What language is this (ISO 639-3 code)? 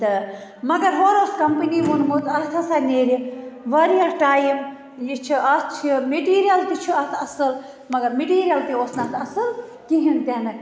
kas